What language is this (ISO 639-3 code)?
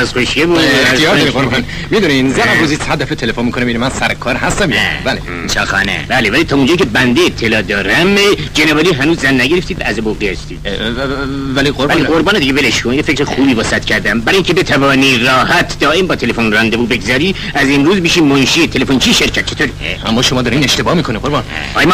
fas